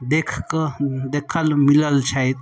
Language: Maithili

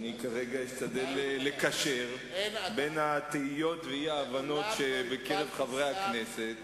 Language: Hebrew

